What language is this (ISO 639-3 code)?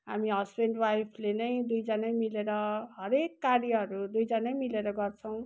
nep